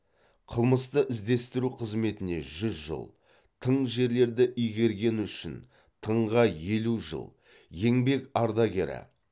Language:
Kazakh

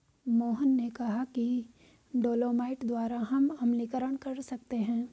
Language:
Hindi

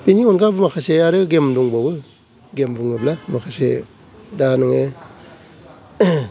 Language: Bodo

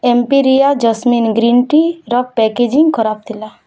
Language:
Odia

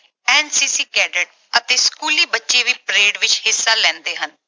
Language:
Punjabi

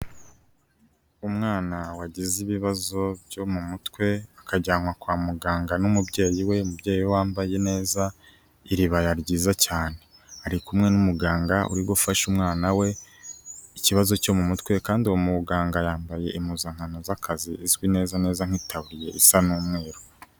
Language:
Kinyarwanda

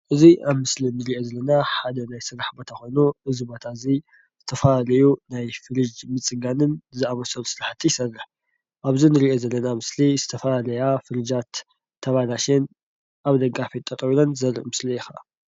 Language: Tigrinya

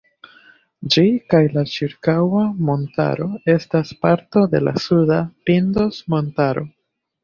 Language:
Esperanto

